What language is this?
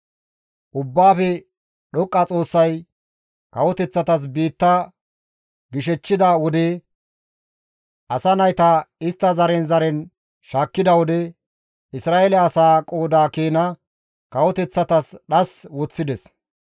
Gamo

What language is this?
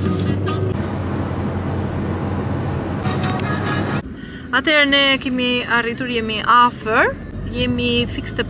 Romanian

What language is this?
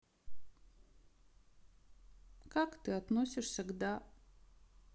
Russian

